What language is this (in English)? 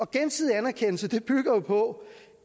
Danish